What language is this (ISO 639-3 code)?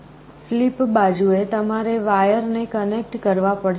guj